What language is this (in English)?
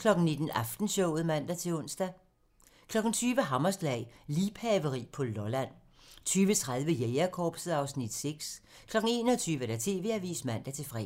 Danish